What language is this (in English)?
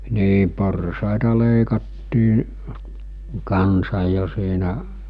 Finnish